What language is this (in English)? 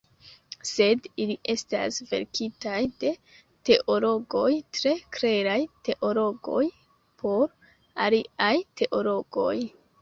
Esperanto